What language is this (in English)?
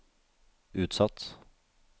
Norwegian